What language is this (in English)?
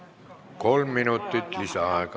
Estonian